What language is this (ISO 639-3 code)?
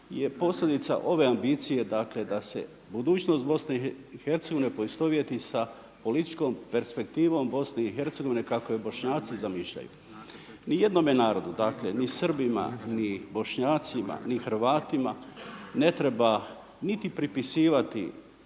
hrv